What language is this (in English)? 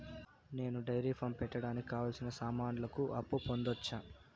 Telugu